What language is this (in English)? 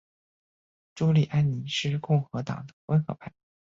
Chinese